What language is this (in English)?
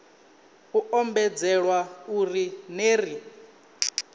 Venda